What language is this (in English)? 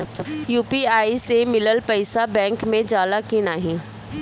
Bhojpuri